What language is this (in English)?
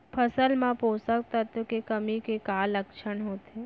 Chhattisgarhi